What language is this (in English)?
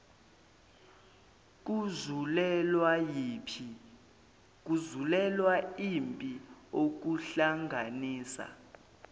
Zulu